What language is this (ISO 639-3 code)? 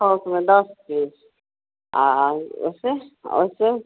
hin